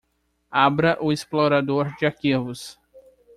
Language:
Portuguese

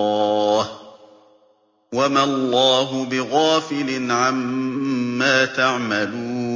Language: Arabic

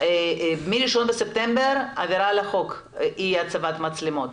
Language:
Hebrew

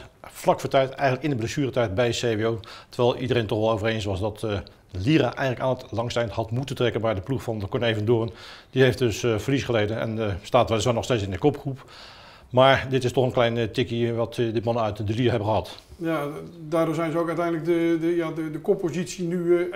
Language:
Dutch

